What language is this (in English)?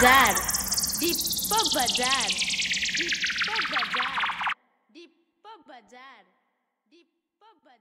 Italian